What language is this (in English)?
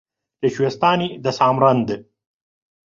Central Kurdish